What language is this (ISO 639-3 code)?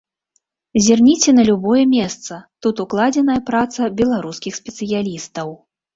bel